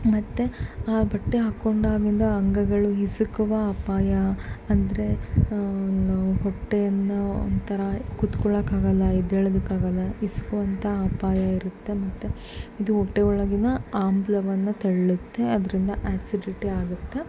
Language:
Kannada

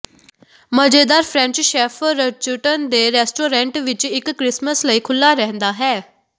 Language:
Punjabi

